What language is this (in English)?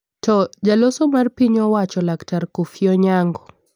Luo (Kenya and Tanzania)